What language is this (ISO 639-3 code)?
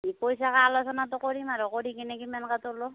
asm